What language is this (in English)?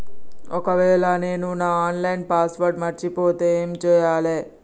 Telugu